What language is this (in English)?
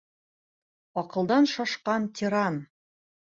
Bashkir